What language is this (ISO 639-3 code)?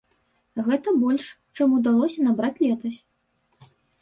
bel